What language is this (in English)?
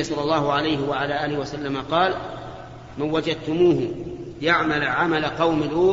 Arabic